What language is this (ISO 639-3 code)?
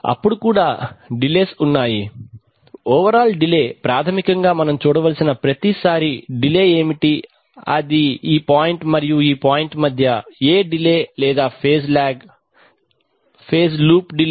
tel